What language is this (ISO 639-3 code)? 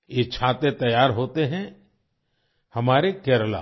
hin